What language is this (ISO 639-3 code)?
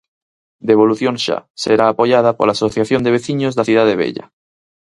glg